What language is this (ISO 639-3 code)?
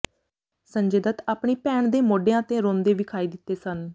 pan